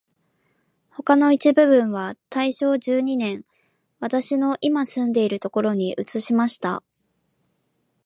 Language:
Japanese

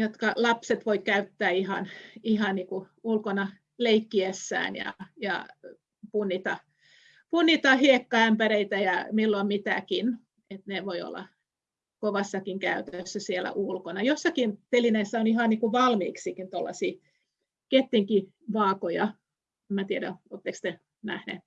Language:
Finnish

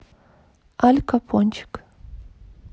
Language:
Russian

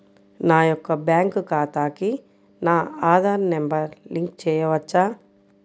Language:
Telugu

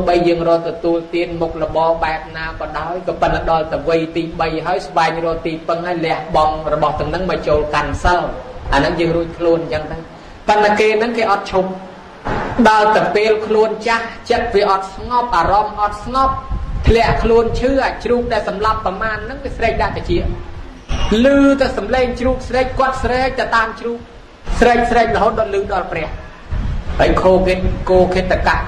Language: Thai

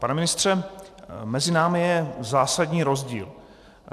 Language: Czech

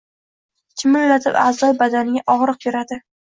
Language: Uzbek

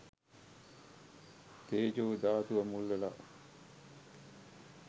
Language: Sinhala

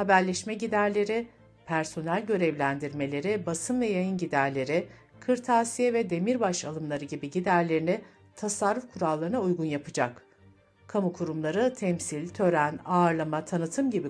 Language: Turkish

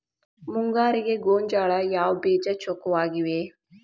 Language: Kannada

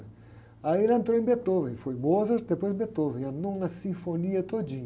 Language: Portuguese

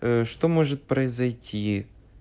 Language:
Russian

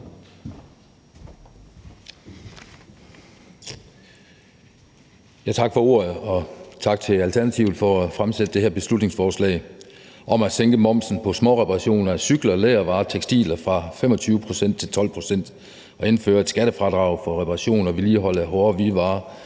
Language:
Danish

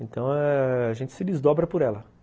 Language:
Portuguese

